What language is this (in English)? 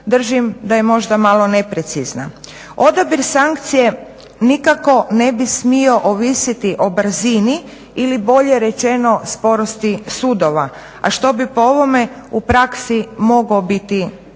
Croatian